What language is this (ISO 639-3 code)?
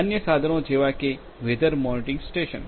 guj